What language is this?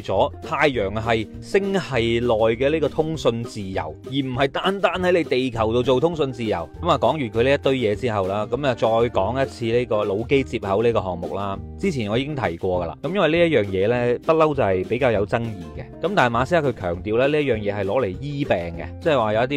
Chinese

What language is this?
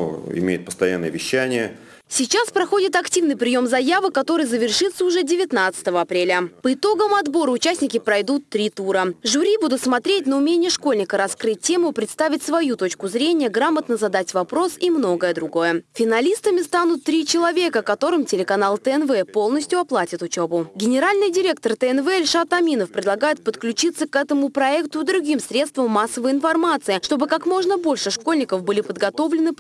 Russian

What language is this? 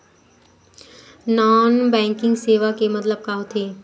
Chhattisgarhi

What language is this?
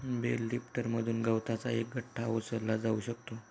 Marathi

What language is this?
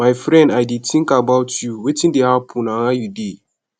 Nigerian Pidgin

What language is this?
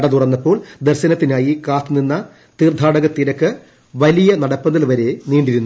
Malayalam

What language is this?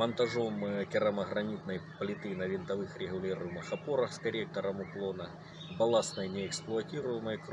Russian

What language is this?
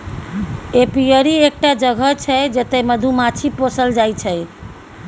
Maithili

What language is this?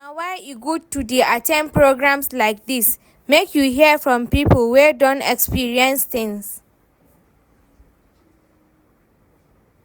Nigerian Pidgin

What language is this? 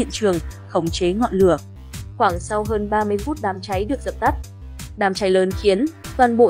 Vietnamese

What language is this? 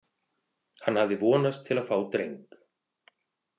Icelandic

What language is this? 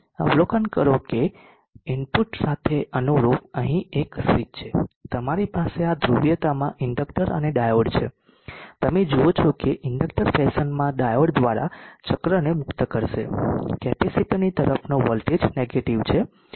Gujarati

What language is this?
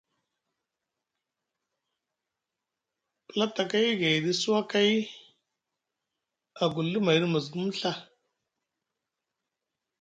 Musgu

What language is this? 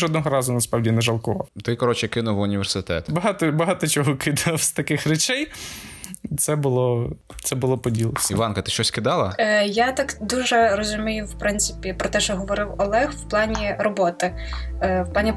Ukrainian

